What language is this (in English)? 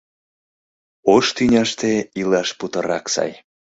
Mari